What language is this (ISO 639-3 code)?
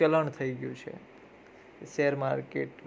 guj